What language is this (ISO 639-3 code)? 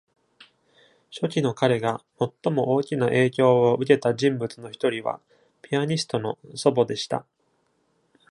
jpn